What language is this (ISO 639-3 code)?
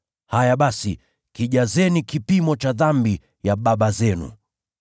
swa